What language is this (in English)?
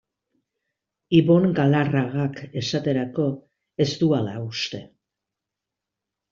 Basque